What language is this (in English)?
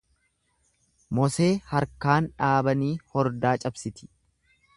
Oromo